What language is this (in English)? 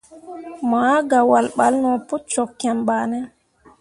Mundang